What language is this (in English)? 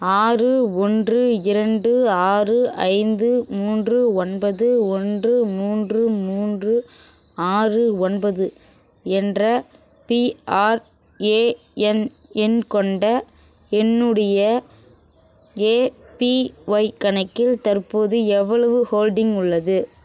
Tamil